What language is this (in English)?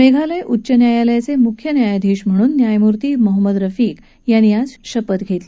Marathi